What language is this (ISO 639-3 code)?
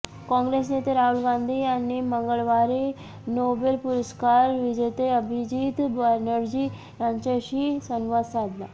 mar